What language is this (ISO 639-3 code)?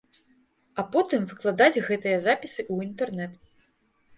bel